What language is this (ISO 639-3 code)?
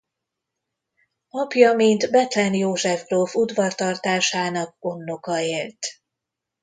hun